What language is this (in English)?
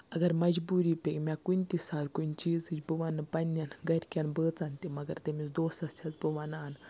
Kashmiri